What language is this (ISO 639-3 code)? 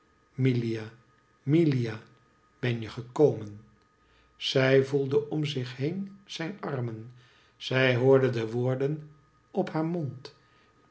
nld